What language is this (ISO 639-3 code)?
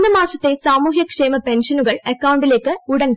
mal